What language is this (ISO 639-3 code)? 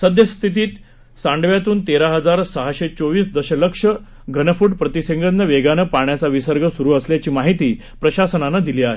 mar